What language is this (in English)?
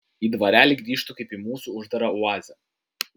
Lithuanian